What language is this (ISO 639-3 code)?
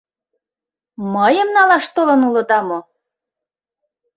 chm